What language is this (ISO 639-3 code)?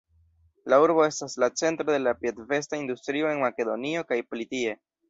epo